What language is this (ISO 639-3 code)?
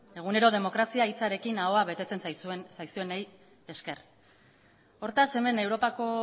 eus